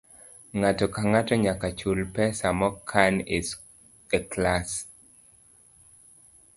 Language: Luo (Kenya and Tanzania)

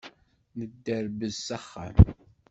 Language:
Kabyle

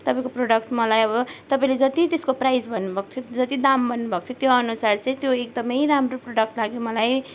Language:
Nepali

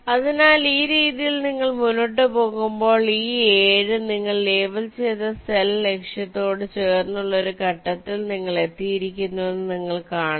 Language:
Malayalam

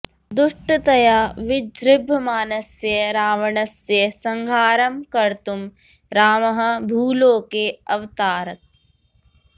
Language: Sanskrit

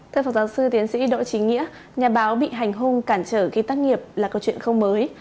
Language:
Vietnamese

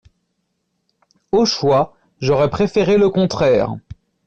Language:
French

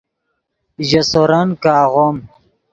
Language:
Yidgha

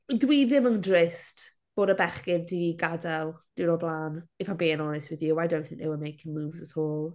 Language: Welsh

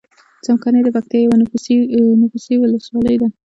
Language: Pashto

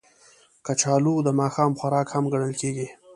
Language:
Pashto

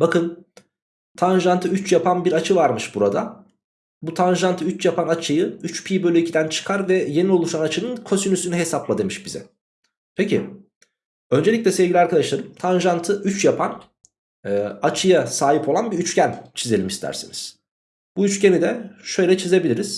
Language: Turkish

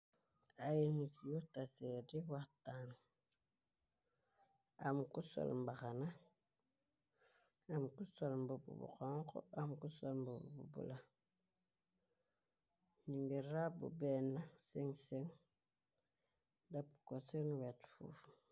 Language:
Wolof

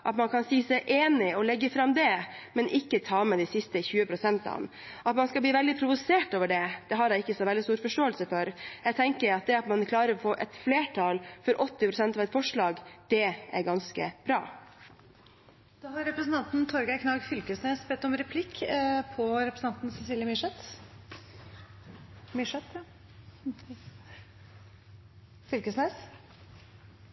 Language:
Norwegian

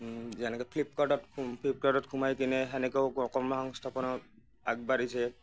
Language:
Assamese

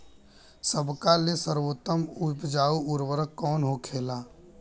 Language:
Bhojpuri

